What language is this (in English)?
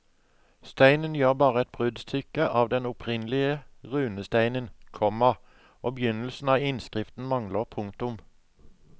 Norwegian